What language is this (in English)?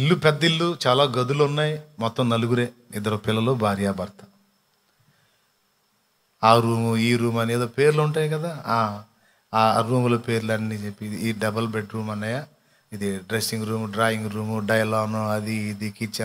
Telugu